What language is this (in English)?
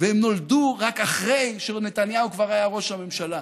Hebrew